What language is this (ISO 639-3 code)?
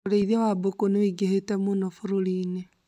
kik